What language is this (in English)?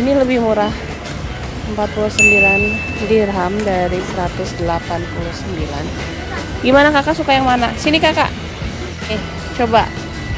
Indonesian